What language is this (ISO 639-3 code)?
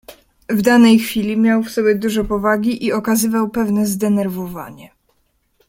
pol